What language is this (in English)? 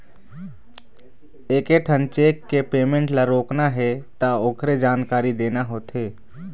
Chhattisgarhi